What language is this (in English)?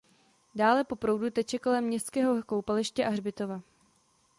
Czech